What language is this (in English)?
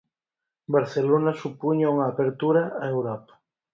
Galician